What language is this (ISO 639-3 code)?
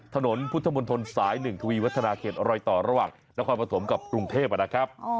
tha